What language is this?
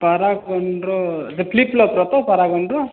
Odia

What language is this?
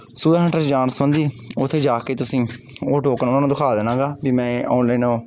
Punjabi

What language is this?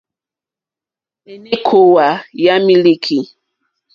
Mokpwe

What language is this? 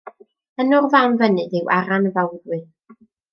Welsh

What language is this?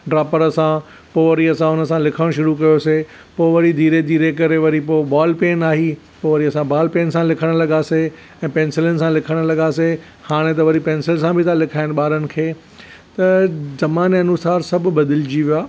Sindhi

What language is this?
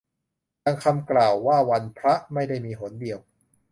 Thai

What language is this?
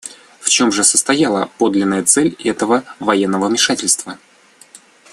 Russian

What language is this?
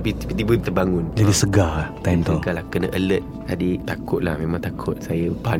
Malay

